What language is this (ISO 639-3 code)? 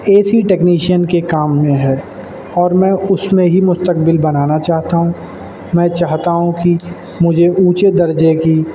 urd